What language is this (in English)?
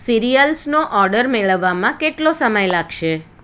Gujarati